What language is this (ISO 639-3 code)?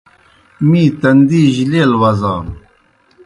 plk